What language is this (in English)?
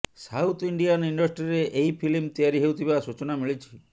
Odia